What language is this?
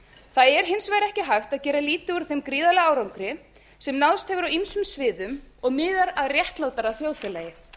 Icelandic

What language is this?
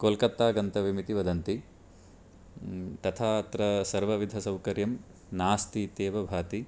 Sanskrit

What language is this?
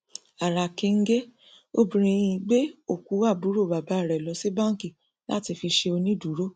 Yoruba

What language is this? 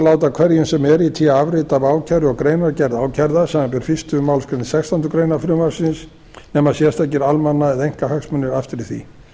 Icelandic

